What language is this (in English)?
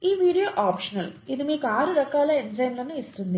Telugu